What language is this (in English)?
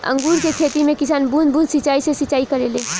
Bhojpuri